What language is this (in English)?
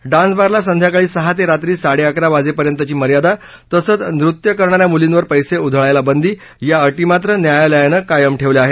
Marathi